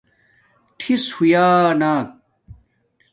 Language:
Domaaki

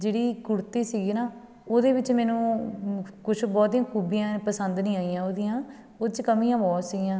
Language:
Punjabi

